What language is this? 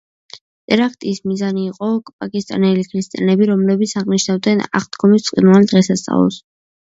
Georgian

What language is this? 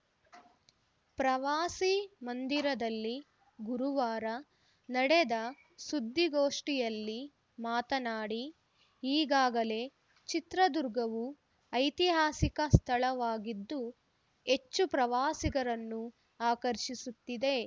Kannada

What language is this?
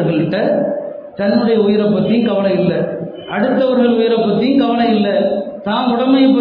Tamil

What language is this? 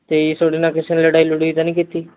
Punjabi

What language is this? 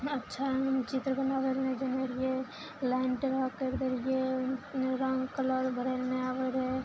Maithili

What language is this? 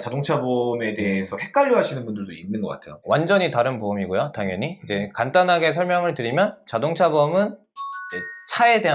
Korean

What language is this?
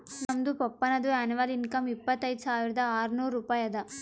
Kannada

